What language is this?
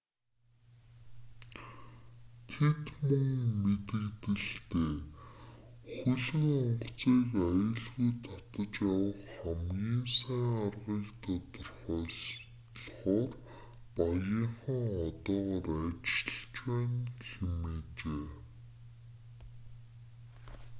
Mongolian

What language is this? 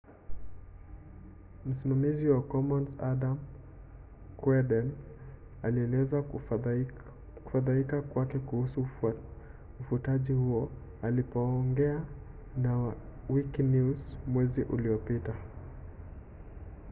Swahili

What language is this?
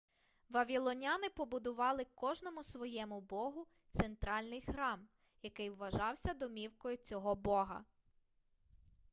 Ukrainian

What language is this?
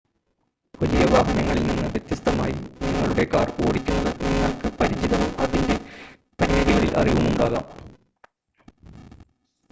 Malayalam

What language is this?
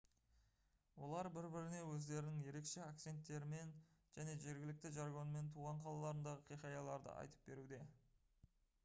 Kazakh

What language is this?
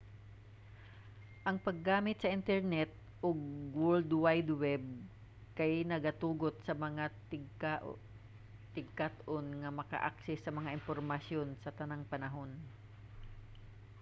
Cebuano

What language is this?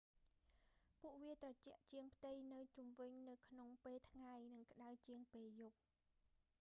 Khmer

